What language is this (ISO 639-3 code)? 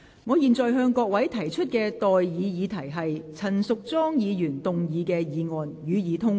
yue